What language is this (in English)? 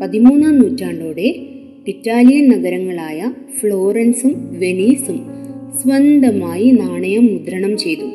Malayalam